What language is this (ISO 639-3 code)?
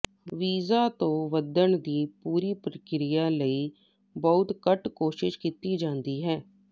pan